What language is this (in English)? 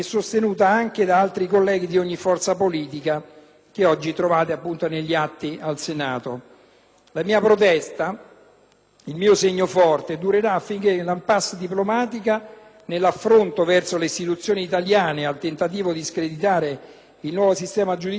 Italian